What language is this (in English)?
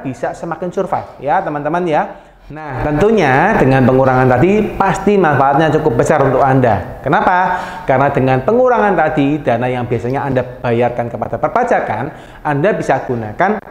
Indonesian